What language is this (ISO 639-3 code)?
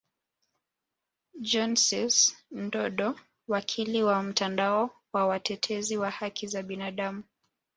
swa